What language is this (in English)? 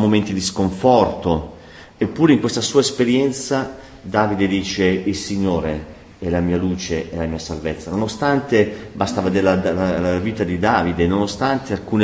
Italian